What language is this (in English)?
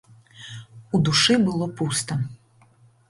Belarusian